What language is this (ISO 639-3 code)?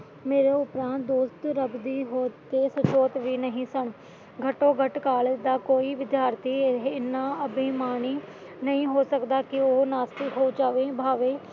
pan